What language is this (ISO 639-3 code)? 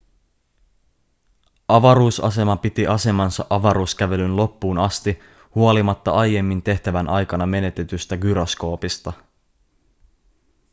fin